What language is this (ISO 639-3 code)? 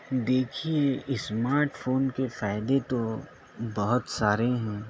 urd